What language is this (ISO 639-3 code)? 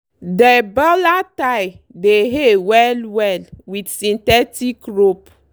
pcm